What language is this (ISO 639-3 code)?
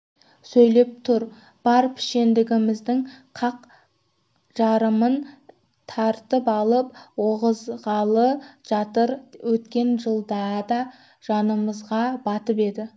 kaz